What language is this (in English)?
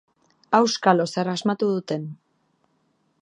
Basque